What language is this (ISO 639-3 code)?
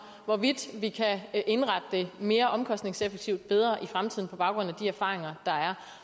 dan